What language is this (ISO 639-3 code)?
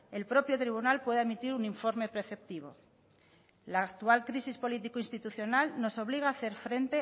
spa